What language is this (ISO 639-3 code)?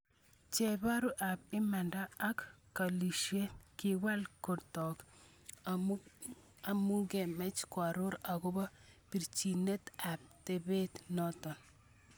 kln